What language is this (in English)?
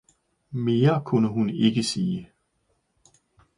Danish